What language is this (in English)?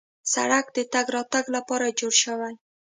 Pashto